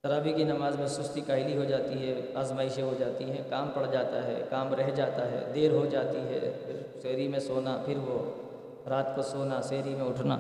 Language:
Urdu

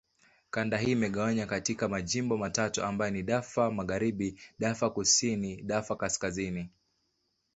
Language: Swahili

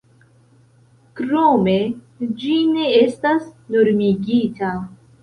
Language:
Esperanto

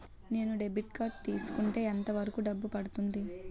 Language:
Telugu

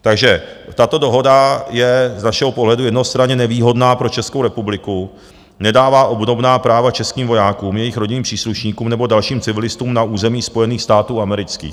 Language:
Czech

